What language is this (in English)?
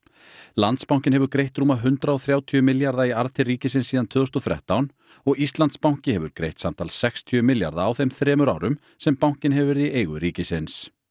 Icelandic